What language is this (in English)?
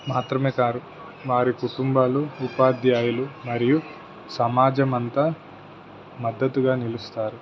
Telugu